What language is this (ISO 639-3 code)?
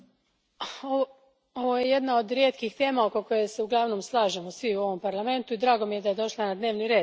hrv